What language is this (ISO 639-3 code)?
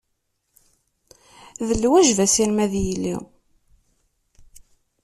kab